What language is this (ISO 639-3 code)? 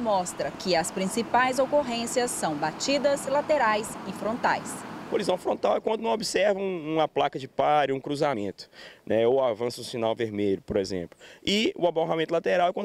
por